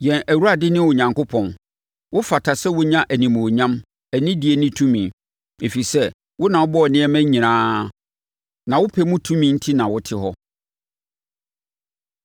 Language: Akan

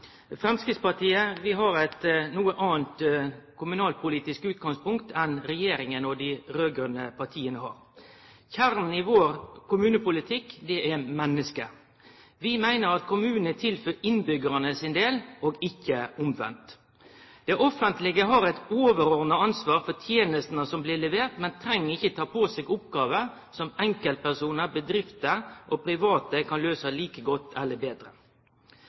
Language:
Norwegian Nynorsk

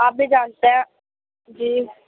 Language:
Urdu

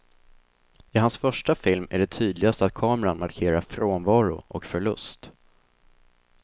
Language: Swedish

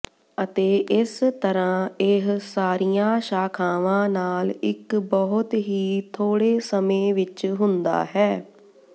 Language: Punjabi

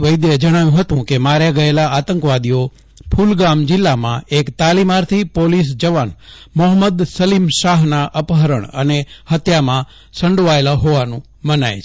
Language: Gujarati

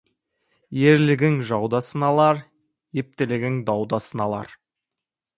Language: Kazakh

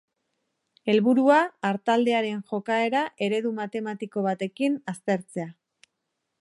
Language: Basque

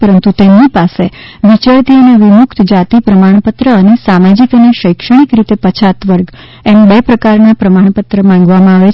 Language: Gujarati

